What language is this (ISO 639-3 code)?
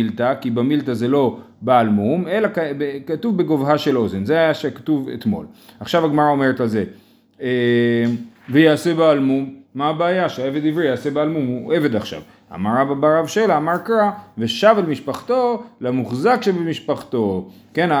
heb